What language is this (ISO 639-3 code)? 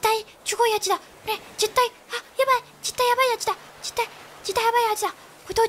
jpn